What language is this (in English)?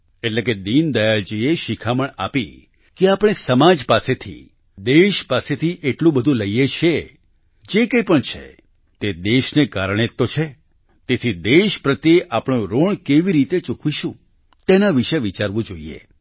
Gujarati